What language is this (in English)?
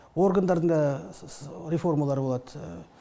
Kazakh